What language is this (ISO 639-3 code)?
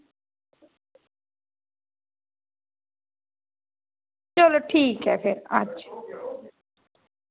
doi